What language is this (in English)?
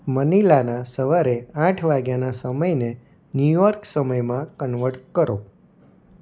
Gujarati